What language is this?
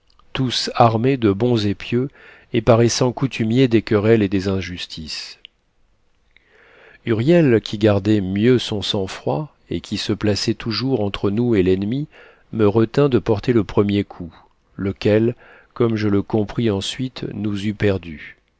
French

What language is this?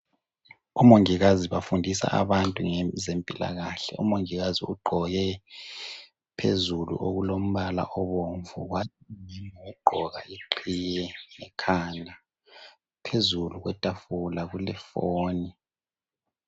North Ndebele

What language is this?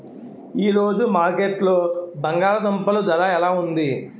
Telugu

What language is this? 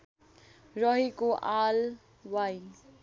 Nepali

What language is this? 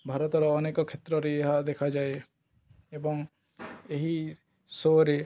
Odia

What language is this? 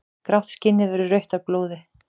Icelandic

